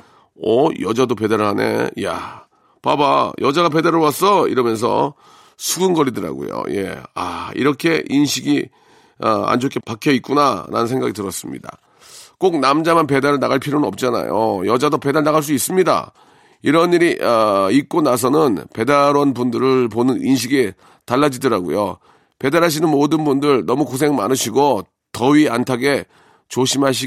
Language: Korean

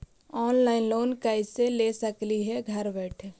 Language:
Magahi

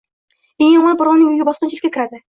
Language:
Uzbek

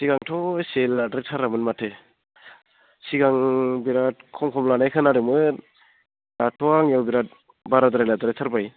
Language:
Bodo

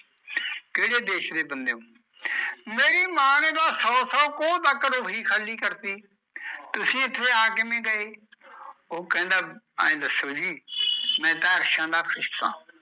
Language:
Punjabi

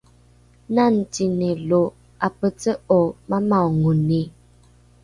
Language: Rukai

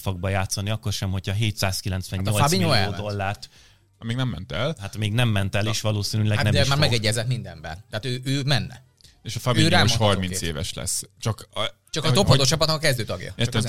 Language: Hungarian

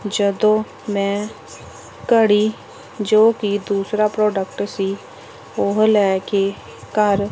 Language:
Punjabi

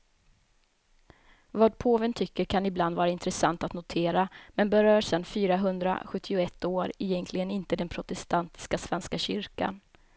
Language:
Swedish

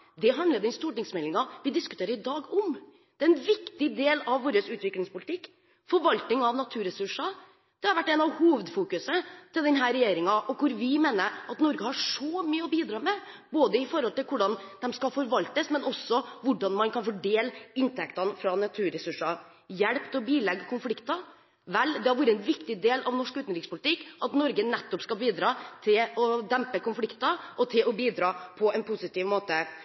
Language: Norwegian Bokmål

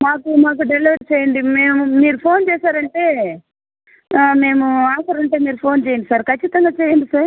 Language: Telugu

